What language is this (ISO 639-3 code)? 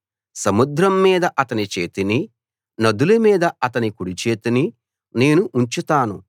tel